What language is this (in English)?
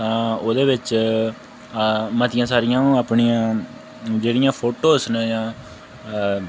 Dogri